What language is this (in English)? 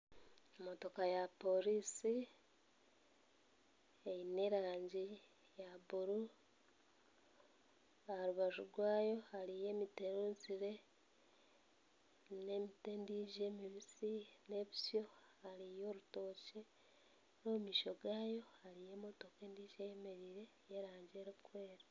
Nyankole